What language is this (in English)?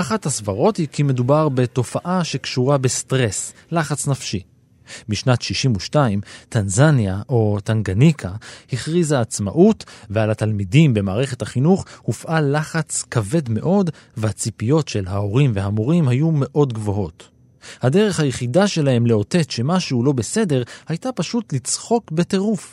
Hebrew